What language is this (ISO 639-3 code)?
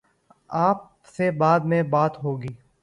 urd